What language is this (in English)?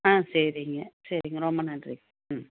Tamil